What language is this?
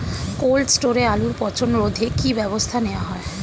Bangla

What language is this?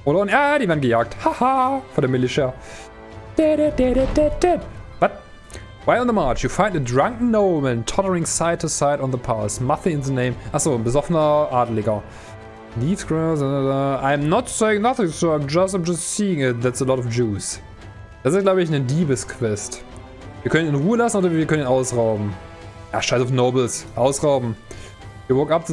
German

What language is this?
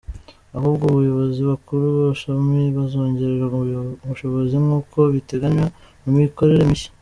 Kinyarwanda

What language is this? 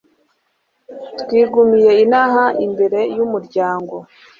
Kinyarwanda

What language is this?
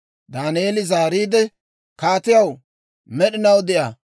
Dawro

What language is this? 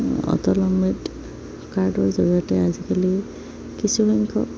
Assamese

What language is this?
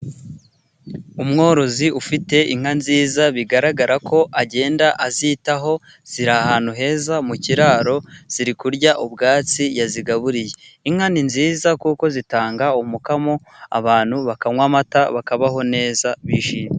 Kinyarwanda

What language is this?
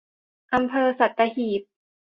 Thai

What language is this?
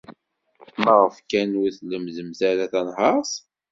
Kabyle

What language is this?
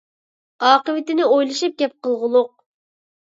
Uyghur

